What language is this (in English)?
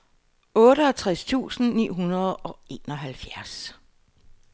Danish